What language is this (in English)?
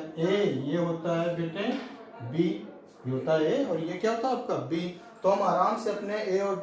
Hindi